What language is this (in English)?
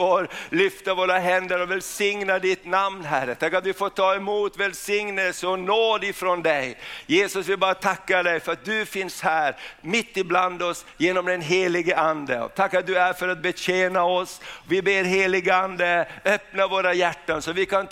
Swedish